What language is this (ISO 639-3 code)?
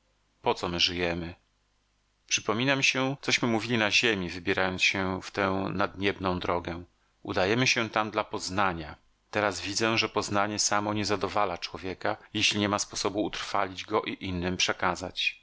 pol